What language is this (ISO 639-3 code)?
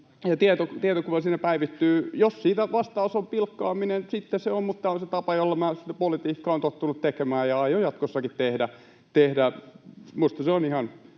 fin